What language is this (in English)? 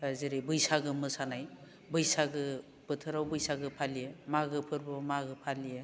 Bodo